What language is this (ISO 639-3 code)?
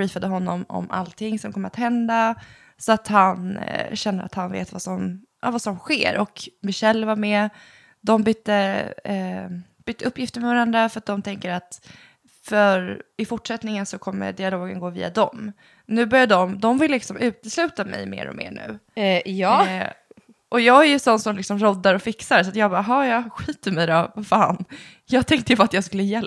swe